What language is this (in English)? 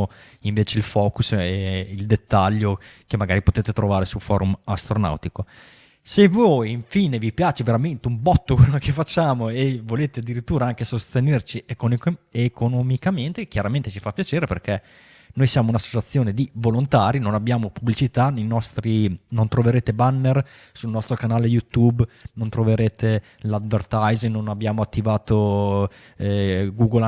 Italian